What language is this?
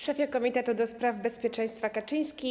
Polish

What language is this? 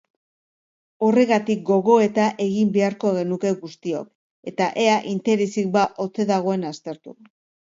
Basque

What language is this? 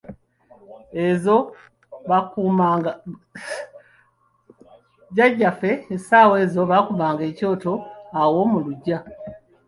Ganda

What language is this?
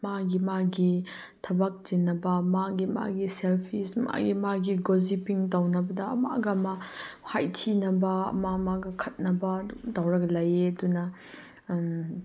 Manipuri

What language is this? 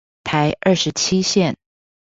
Chinese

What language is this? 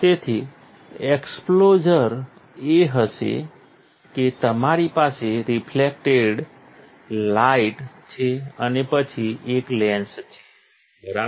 Gujarati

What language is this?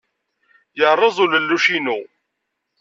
Kabyle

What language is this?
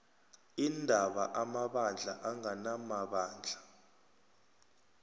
South Ndebele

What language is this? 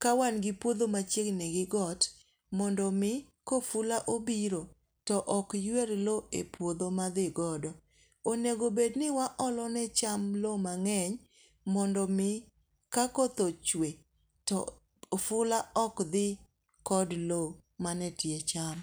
Luo (Kenya and Tanzania)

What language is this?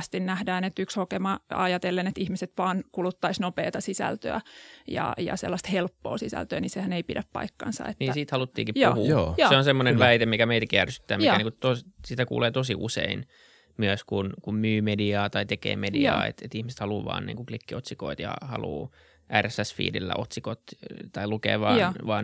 Finnish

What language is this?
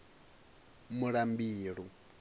Venda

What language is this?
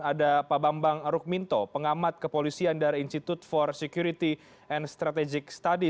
Indonesian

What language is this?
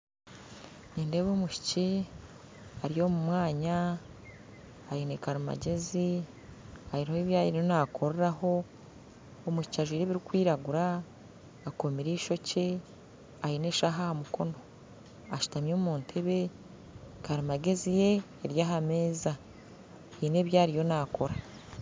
Nyankole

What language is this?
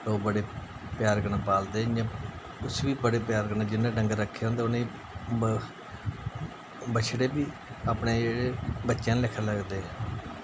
Dogri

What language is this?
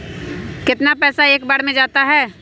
Magahi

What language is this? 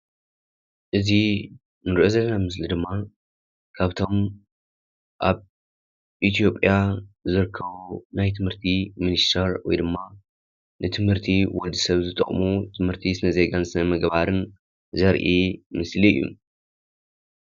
Tigrinya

